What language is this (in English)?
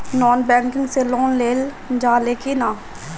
Bhojpuri